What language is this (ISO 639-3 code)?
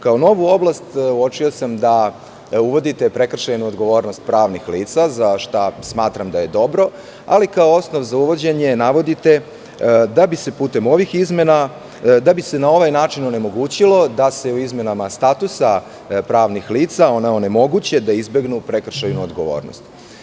srp